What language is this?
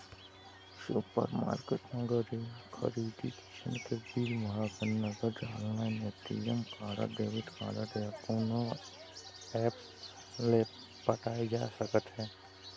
Chhattisgarhi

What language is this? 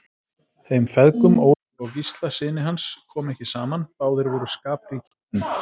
Icelandic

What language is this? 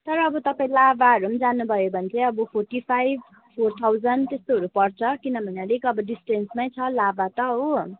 Nepali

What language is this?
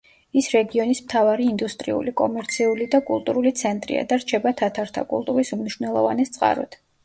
Georgian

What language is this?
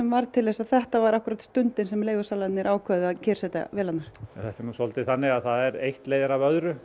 Icelandic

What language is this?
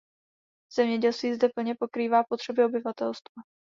Czech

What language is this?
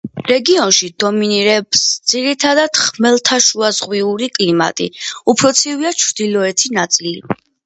Georgian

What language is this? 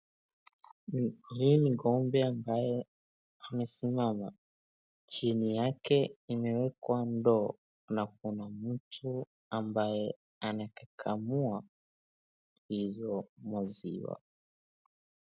Swahili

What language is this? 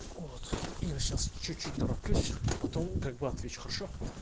Russian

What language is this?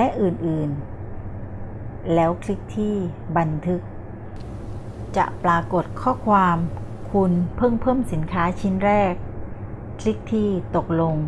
Thai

